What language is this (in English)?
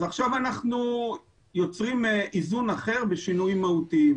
Hebrew